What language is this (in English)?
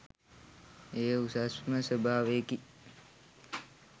Sinhala